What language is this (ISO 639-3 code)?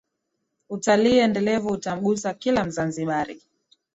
swa